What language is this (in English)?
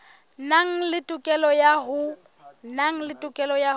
Southern Sotho